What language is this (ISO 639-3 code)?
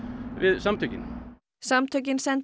isl